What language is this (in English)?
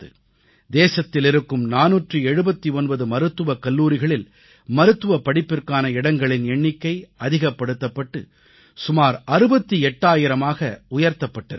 Tamil